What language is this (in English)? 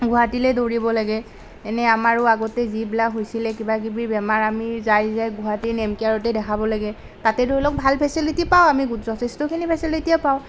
Assamese